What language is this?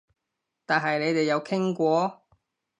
Cantonese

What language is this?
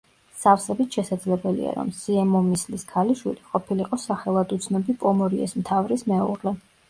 Georgian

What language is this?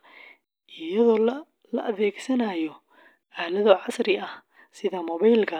Somali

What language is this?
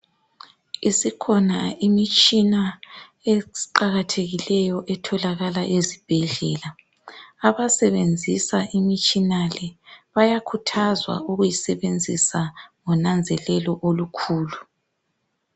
North Ndebele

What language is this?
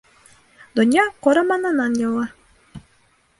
Bashkir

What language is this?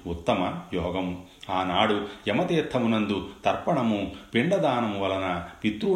Telugu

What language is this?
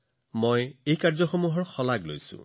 Assamese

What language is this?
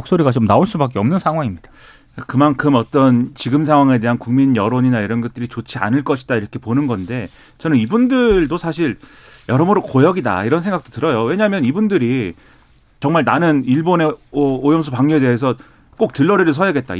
Korean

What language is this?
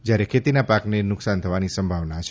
Gujarati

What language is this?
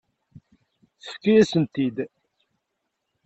Kabyle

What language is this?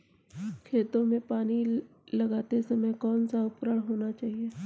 Hindi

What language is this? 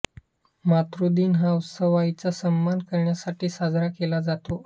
Marathi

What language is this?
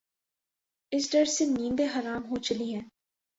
Urdu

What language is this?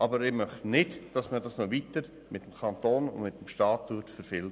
Swiss German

